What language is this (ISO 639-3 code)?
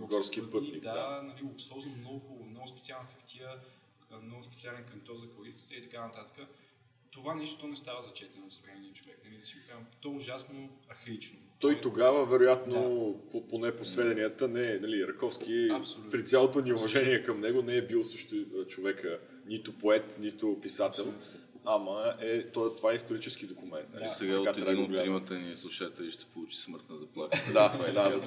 bul